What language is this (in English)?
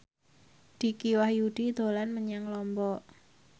Javanese